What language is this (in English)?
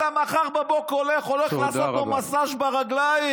Hebrew